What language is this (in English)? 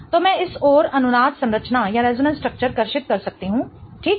Hindi